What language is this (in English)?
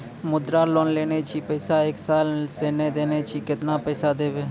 Maithili